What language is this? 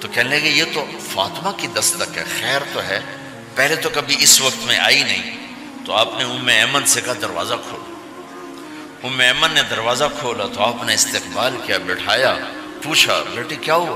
Urdu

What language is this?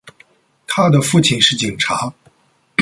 Chinese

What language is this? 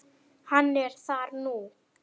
Icelandic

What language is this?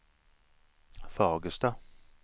Swedish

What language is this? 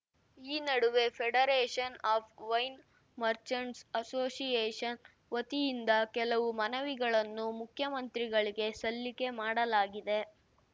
Kannada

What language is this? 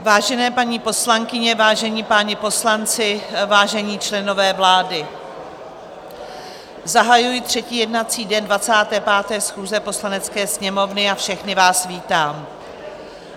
Czech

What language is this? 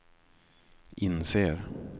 Swedish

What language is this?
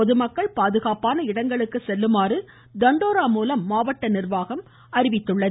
Tamil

